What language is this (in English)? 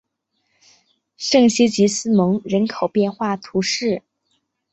Chinese